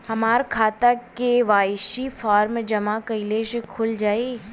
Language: Bhojpuri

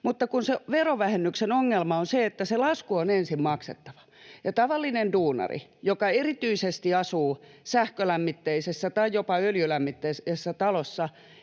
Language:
Finnish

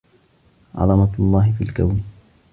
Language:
Arabic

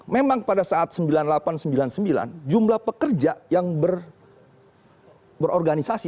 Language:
Indonesian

